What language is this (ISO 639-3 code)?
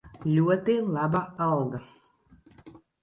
lav